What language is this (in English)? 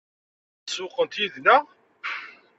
Kabyle